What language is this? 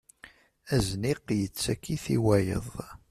Kabyle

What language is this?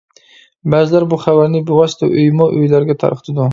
Uyghur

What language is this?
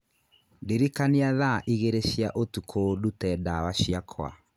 Kikuyu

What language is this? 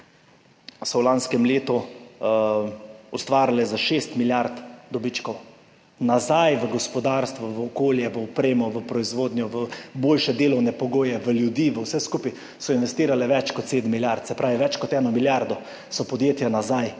Slovenian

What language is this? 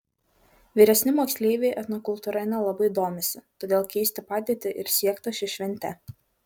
Lithuanian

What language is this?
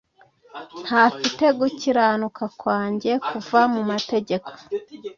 Kinyarwanda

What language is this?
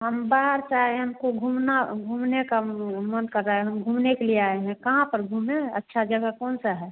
Hindi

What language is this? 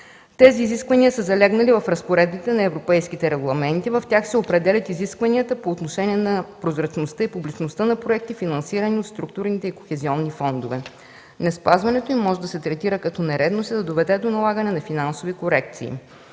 Bulgarian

